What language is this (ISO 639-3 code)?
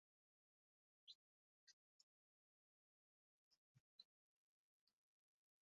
lug